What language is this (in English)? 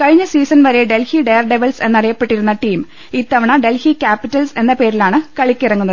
Malayalam